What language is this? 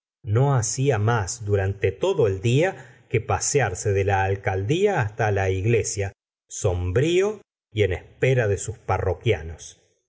Spanish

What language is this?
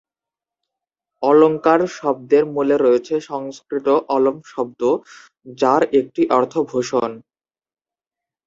Bangla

